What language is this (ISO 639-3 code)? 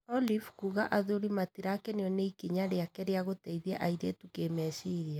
kik